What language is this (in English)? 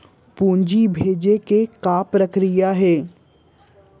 Chhattisgarhi